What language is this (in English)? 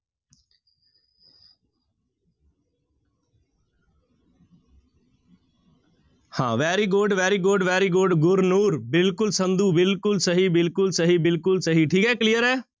Punjabi